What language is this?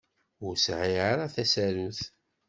Kabyle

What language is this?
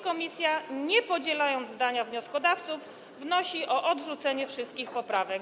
Polish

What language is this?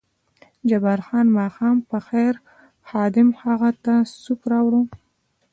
Pashto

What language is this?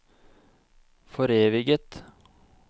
Norwegian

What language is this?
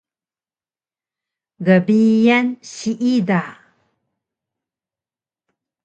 Taroko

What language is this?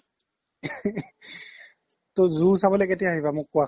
Assamese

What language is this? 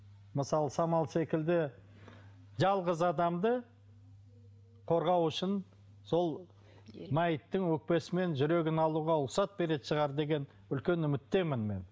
Kazakh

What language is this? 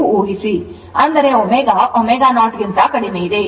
Kannada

